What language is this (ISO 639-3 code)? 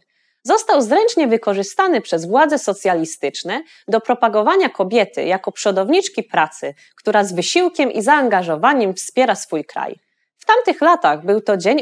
pol